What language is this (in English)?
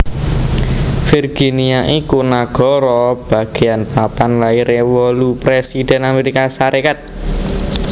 Javanese